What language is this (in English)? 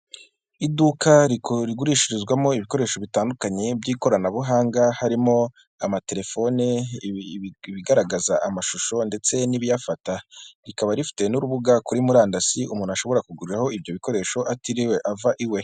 Kinyarwanda